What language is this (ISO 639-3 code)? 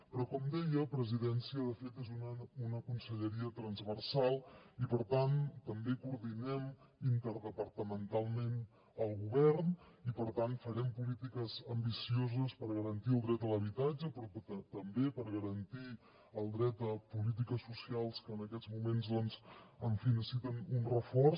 cat